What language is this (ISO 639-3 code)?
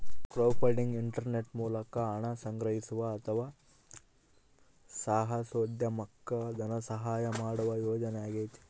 kan